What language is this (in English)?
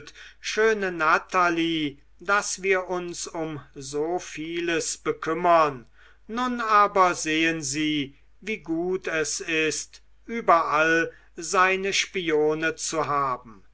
German